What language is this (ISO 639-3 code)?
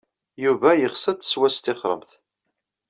kab